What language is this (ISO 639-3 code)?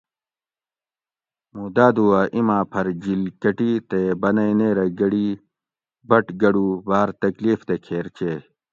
gwc